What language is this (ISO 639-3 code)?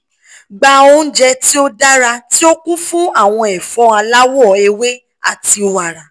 yor